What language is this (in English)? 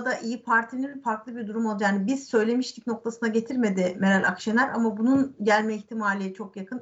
Turkish